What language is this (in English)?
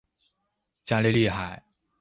Chinese